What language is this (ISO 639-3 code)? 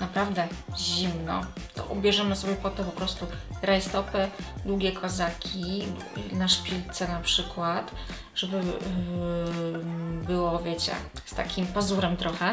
pol